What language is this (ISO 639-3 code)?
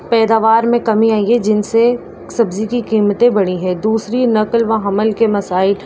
urd